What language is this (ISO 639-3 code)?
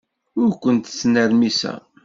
kab